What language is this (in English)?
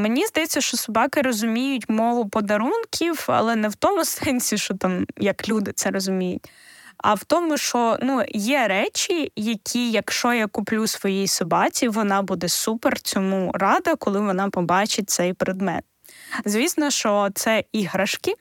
Ukrainian